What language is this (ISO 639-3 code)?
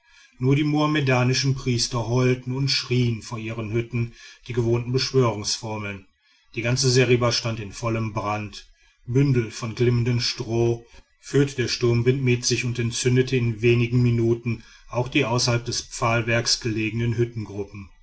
deu